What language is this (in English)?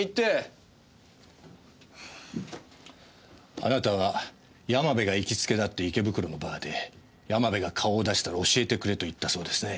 Japanese